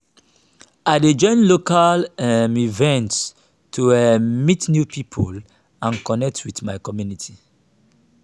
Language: Nigerian Pidgin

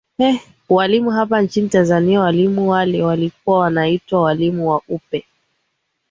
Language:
Swahili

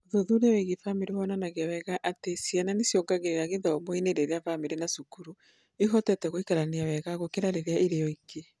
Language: Kikuyu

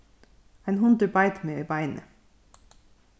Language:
Faroese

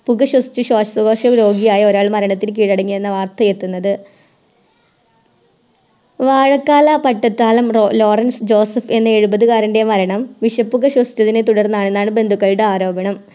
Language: Malayalam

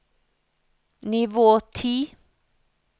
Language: Norwegian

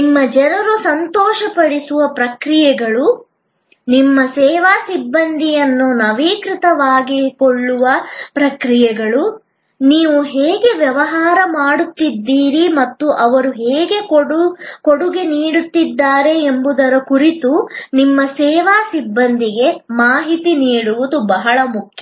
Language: Kannada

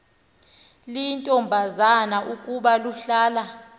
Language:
Xhosa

